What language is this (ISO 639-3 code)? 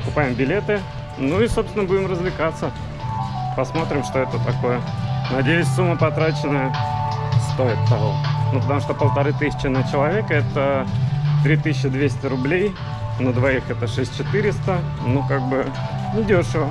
rus